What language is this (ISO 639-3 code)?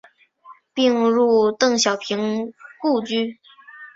zho